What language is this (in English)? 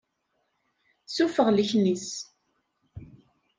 Kabyle